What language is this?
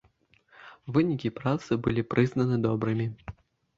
Belarusian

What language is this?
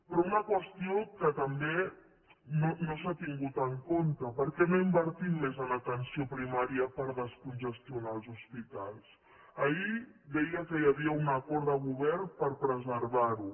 Catalan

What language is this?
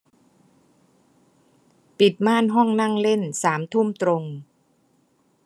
Thai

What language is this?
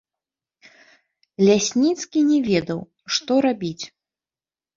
Belarusian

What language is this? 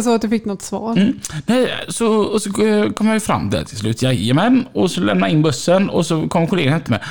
Swedish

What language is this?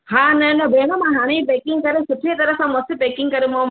Sindhi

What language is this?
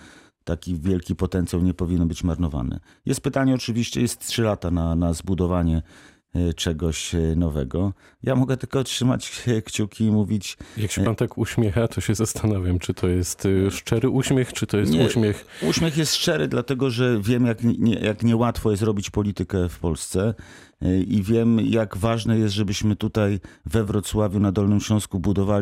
Polish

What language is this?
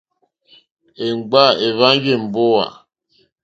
Mokpwe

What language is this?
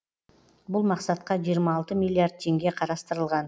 Kazakh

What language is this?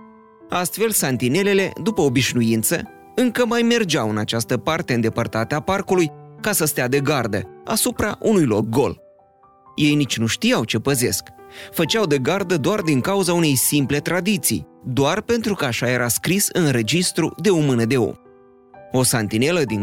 Romanian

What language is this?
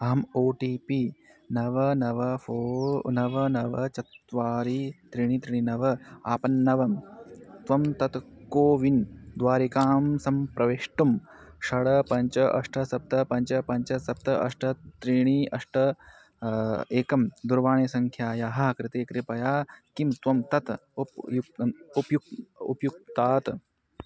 Sanskrit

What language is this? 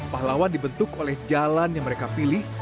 Indonesian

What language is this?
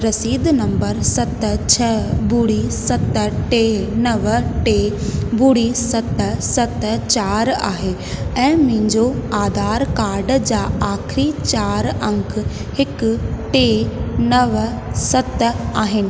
Sindhi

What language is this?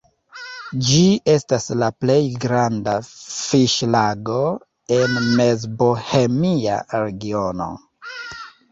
Esperanto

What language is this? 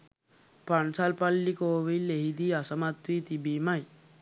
Sinhala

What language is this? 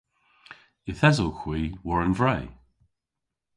Cornish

